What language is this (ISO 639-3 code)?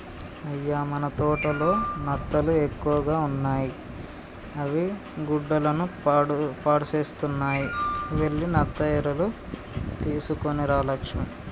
tel